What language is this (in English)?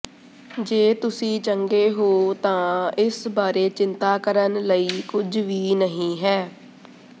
Punjabi